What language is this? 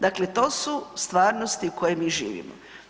Croatian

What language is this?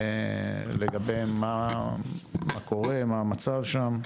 Hebrew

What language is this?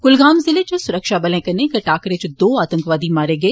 Dogri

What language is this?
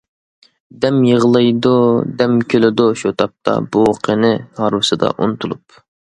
Uyghur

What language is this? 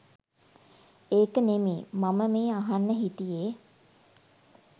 Sinhala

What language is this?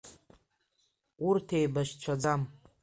Abkhazian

